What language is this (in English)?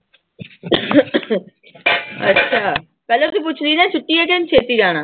Punjabi